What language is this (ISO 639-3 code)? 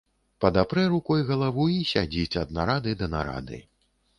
bel